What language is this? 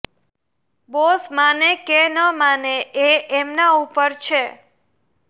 Gujarati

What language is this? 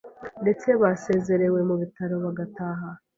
Kinyarwanda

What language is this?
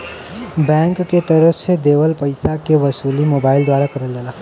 Bhojpuri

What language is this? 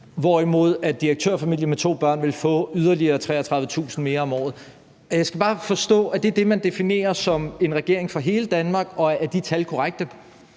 Danish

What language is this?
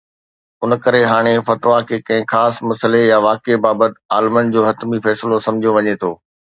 Sindhi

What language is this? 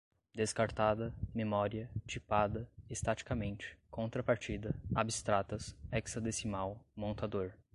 Portuguese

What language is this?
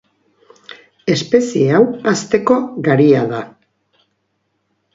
Basque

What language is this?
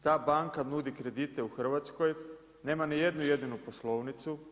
Croatian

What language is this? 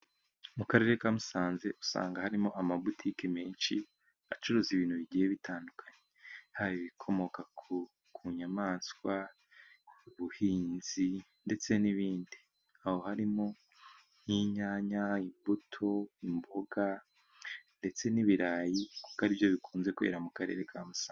Kinyarwanda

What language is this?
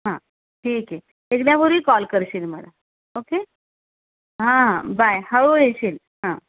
Marathi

